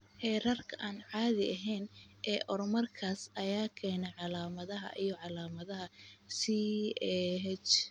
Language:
Somali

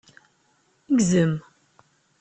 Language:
Kabyle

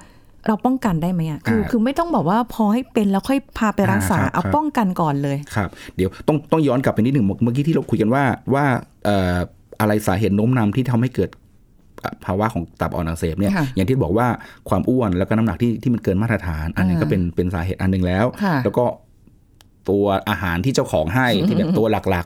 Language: Thai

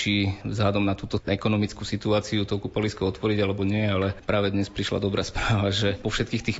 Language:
Slovak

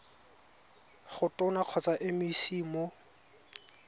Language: Tswana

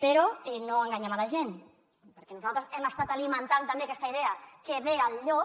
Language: Catalan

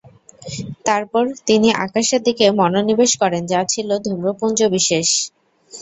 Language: Bangla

